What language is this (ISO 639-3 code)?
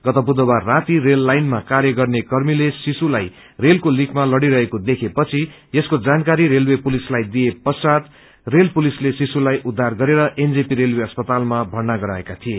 nep